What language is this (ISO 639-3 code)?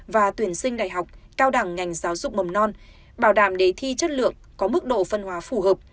vie